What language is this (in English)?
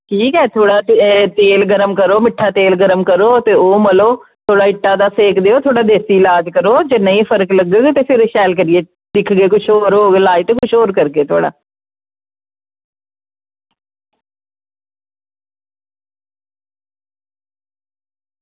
Dogri